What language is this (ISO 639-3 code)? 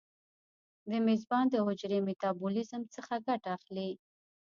pus